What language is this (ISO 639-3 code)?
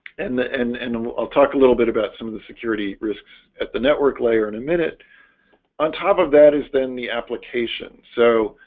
eng